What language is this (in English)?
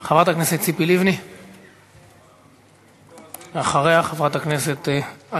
Hebrew